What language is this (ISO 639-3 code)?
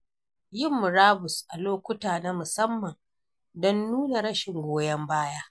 hau